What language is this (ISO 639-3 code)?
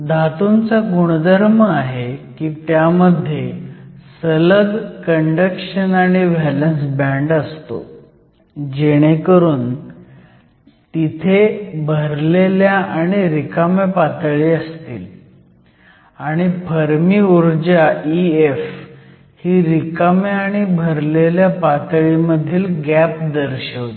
mar